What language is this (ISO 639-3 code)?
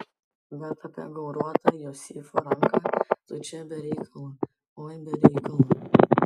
lit